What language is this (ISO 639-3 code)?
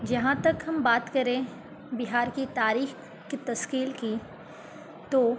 urd